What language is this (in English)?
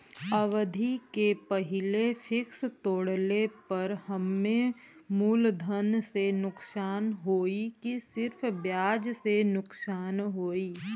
Bhojpuri